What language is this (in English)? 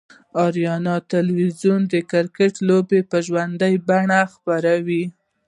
Pashto